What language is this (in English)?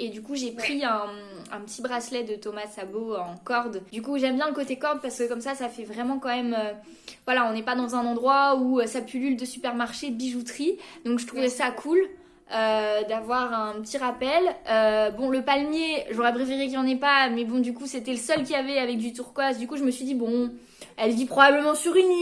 French